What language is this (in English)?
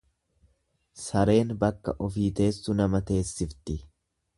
Oromo